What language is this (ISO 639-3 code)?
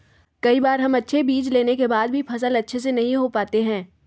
mag